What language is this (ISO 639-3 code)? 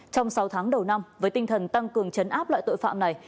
vie